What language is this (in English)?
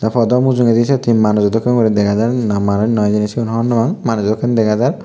Chakma